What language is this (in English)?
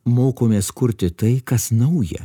Lithuanian